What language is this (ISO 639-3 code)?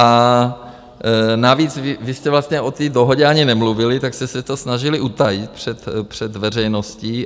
ces